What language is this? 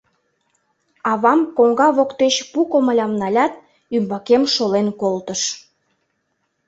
Mari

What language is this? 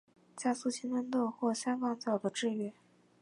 Chinese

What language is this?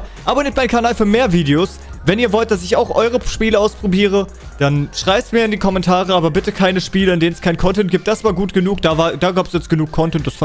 German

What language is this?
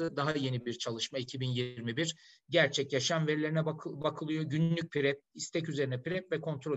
Turkish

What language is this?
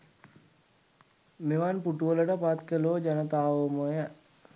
Sinhala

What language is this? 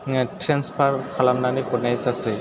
Bodo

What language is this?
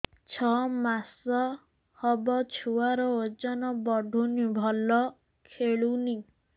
Odia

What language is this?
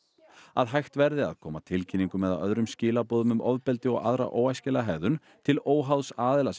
Icelandic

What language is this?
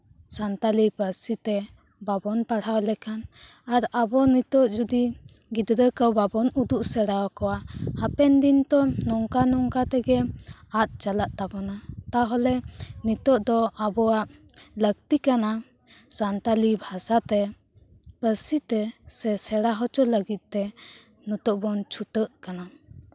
Santali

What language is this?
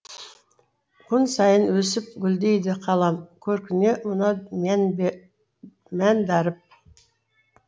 Kazakh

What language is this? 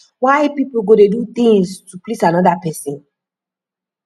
Nigerian Pidgin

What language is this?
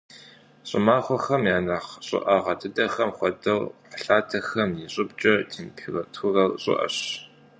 Kabardian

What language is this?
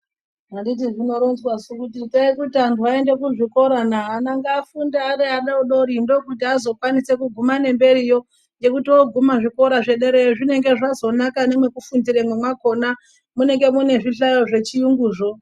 Ndau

